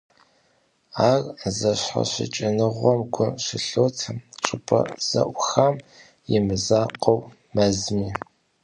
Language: Kabardian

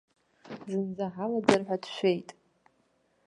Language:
Abkhazian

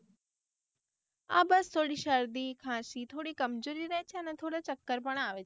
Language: Gujarati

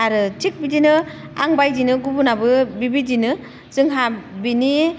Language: Bodo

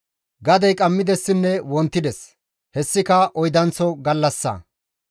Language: Gamo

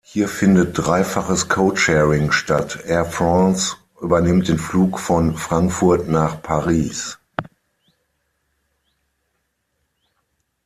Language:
German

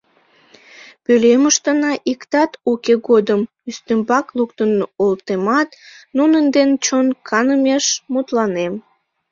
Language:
Mari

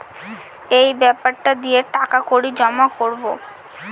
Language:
Bangla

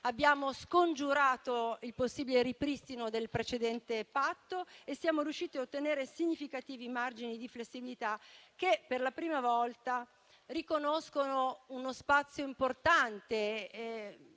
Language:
Italian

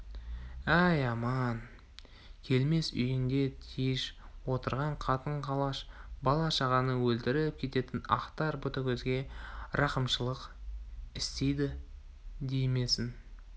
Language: Kazakh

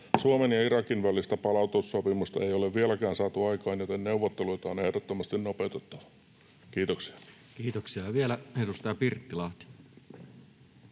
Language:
Finnish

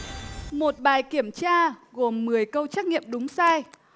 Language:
Vietnamese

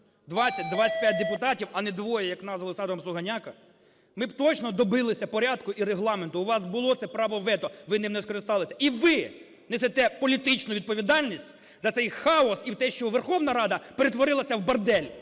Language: Ukrainian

